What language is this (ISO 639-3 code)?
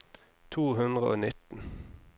nor